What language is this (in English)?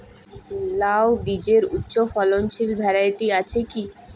Bangla